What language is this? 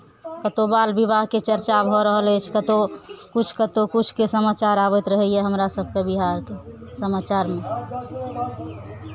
Maithili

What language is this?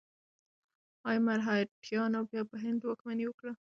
Pashto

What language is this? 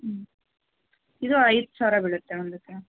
Kannada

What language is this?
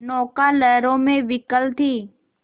Hindi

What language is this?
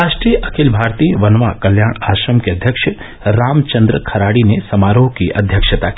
Hindi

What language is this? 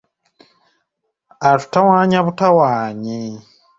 Ganda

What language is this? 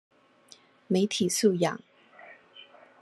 Chinese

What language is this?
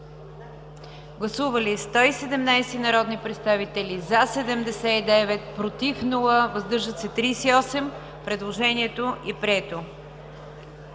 Bulgarian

